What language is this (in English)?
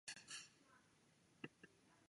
Chinese